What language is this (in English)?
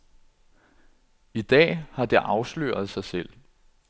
Danish